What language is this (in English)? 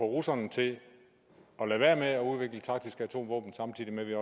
Danish